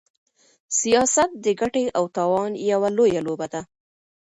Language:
Pashto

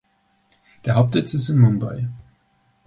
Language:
German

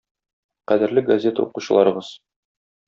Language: Tatar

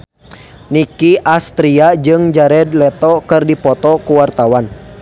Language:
Sundanese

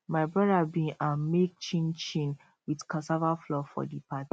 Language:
Nigerian Pidgin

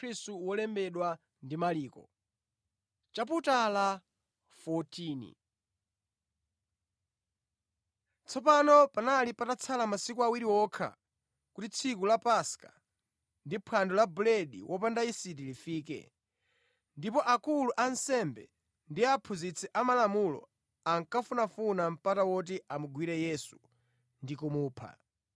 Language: Nyanja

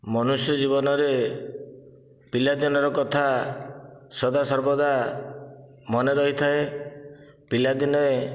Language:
Odia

